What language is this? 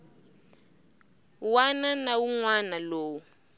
Tsonga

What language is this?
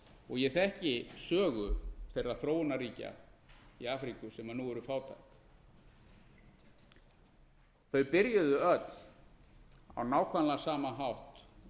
Icelandic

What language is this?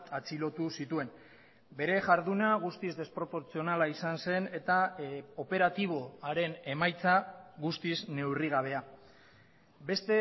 Basque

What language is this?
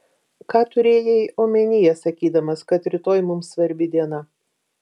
Lithuanian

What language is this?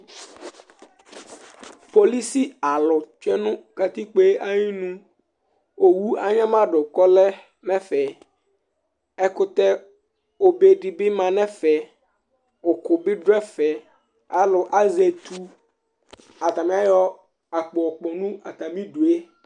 Ikposo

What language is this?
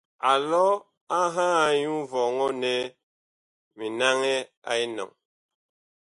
Bakoko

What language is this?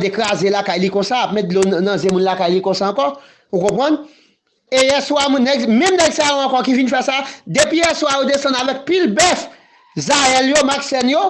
French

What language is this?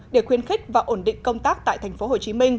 Vietnamese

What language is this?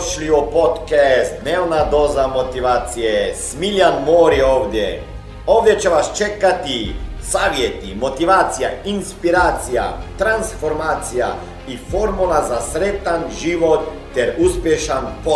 Croatian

